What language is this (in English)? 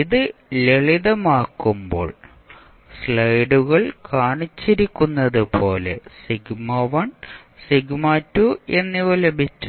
Malayalam